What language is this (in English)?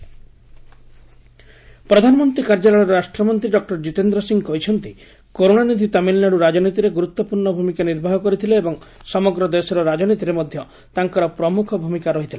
Odia